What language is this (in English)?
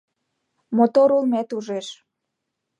Mari